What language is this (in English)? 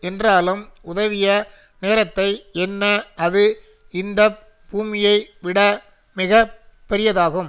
Tamil